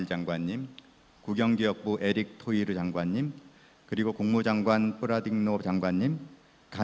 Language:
Indonesian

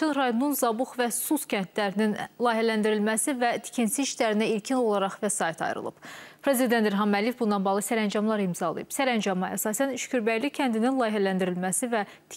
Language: Turkish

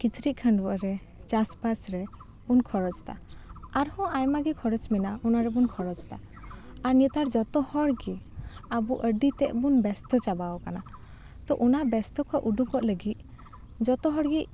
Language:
Santali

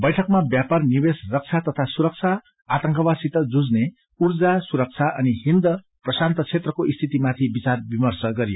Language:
Nepali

